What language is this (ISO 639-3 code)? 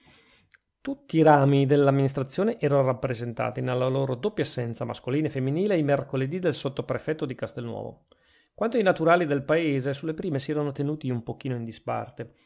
ita